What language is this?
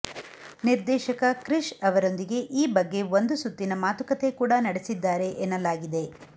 Kannada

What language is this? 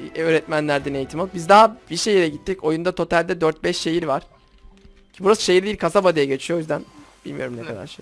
Turkish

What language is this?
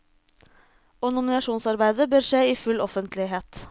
Norwegian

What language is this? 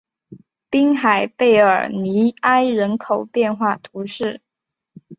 Chinese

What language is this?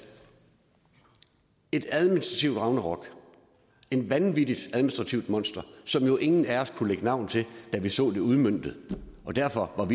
Danish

